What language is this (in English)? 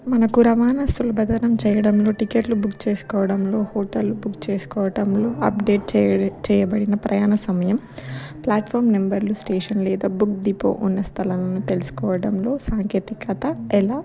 Telugu